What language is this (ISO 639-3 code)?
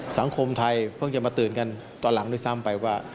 tha